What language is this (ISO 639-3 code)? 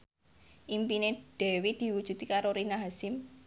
jav